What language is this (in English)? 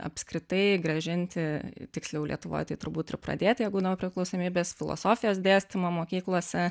Lithuanian